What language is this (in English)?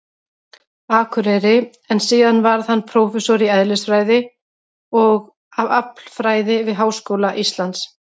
Icelandic